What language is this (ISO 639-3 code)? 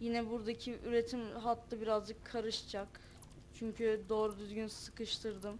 tur